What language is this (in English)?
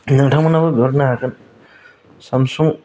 Bodo